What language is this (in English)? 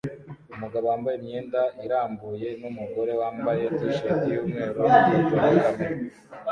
Kinyarwanda